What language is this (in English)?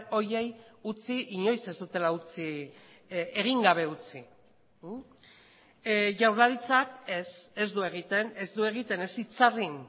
Basque